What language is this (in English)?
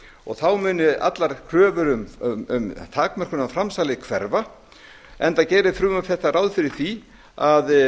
Icelandic